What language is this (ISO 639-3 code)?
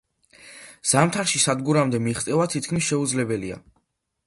kat